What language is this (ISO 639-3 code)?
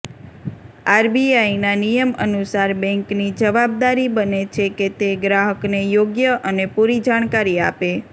guj